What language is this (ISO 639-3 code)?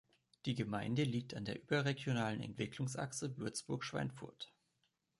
deu